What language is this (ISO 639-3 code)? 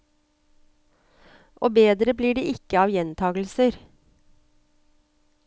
nor